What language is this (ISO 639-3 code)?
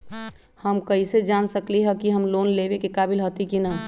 mag